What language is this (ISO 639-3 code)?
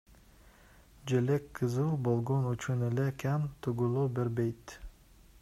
kir